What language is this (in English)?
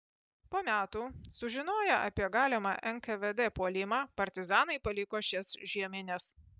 Lithuanian